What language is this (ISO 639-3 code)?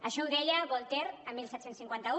cat